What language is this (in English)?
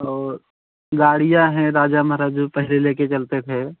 Hindi